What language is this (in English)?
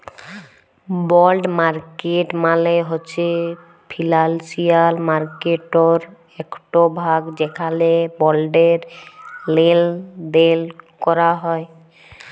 Bangla